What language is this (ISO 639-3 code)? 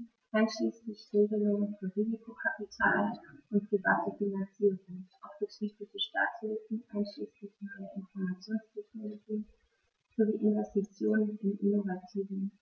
deu